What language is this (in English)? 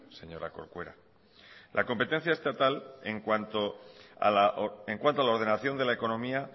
Spanish